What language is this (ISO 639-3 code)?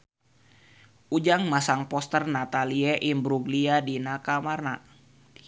sun